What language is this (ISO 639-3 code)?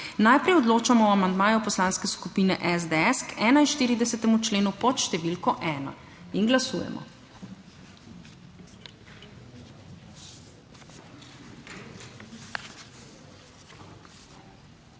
slv